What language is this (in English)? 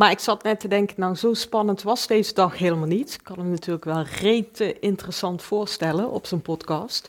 Dutch